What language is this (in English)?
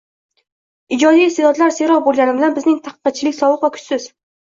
Uzbek